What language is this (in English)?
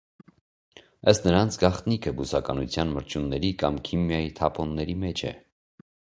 Armenian